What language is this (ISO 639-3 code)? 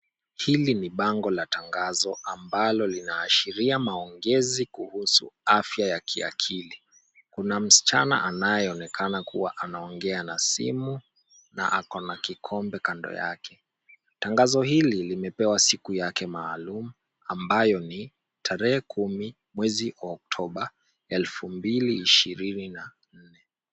swa